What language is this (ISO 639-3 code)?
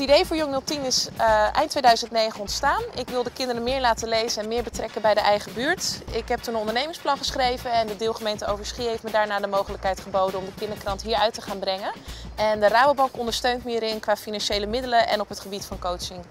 nld